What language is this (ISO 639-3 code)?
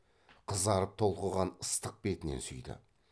kaz